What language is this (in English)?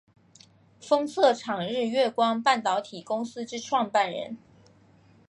Chinese